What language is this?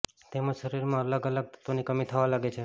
Gujarati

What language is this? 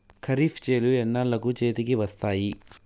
Telugu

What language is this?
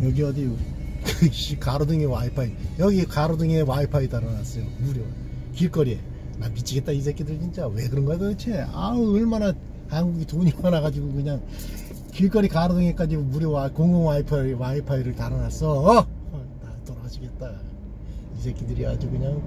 Korean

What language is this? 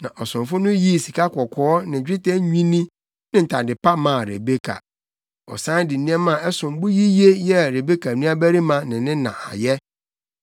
Akan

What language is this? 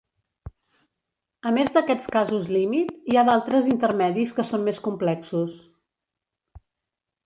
Catalan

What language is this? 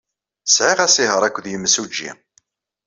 Kabyle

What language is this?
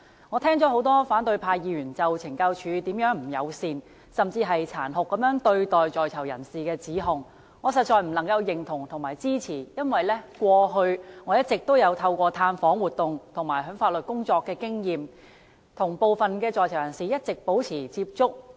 Cantonese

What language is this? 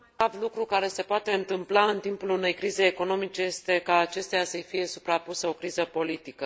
Romanian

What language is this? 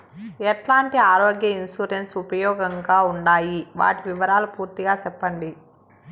Telugu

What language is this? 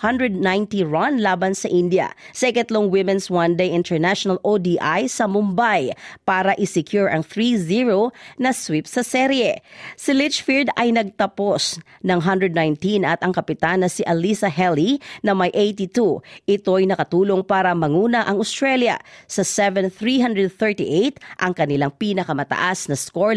Filipino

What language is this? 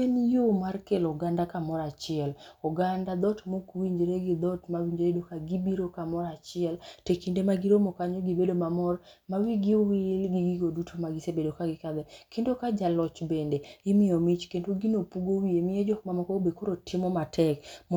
Luo (Kenya and Tanzania)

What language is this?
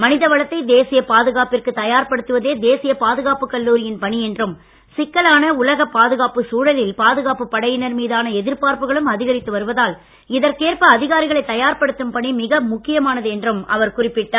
Tamil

